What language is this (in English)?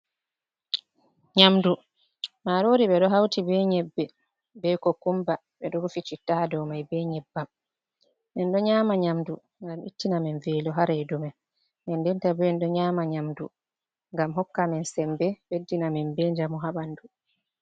Fula